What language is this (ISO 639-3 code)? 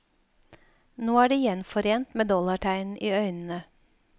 nor